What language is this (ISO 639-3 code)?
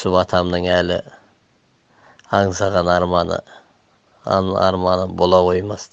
tur